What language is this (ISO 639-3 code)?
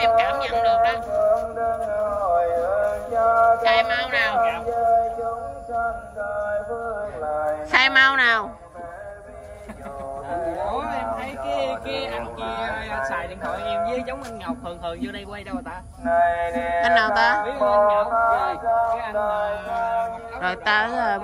vie